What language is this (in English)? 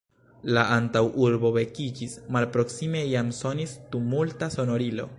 Esperanto